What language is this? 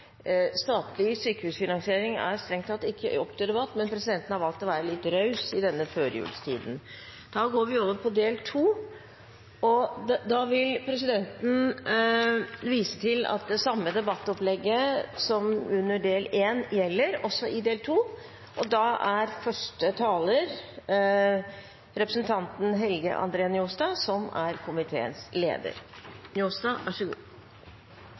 Norwegian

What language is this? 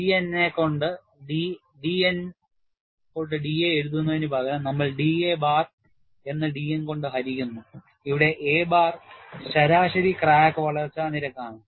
Malayalam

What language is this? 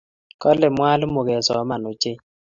Kalenjin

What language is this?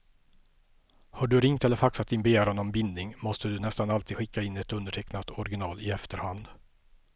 Swedish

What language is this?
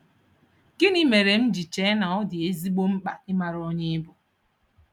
Igbo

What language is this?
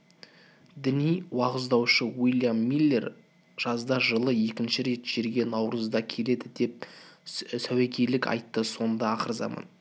Kazakh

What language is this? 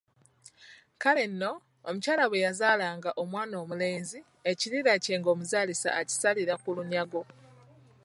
Ganda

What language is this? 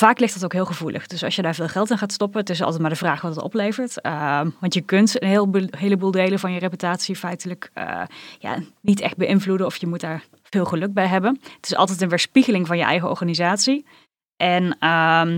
Dutch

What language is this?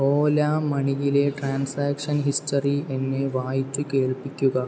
Malayalam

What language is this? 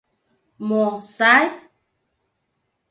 Mari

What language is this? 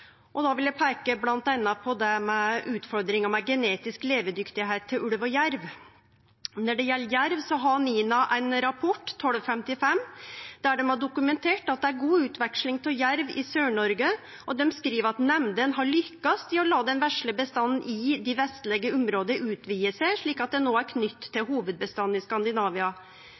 Norwegian Nynorsk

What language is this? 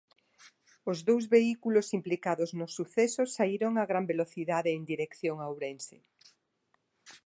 Galician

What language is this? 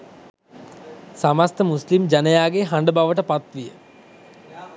Sinhala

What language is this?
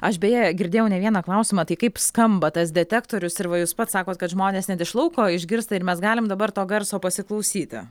Lithuanian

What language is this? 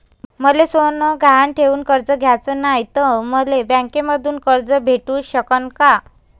Marathi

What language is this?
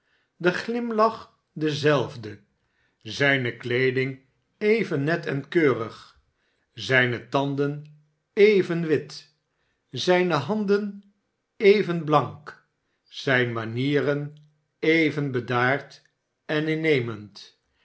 Dutch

